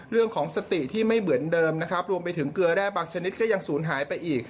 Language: Thai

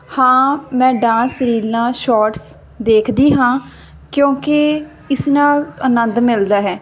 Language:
Punjabi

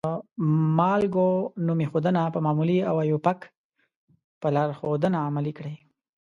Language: Pashto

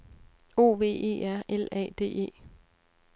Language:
Danish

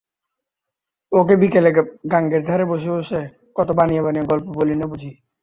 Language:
Bangla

